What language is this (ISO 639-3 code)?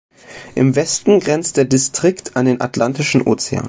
deu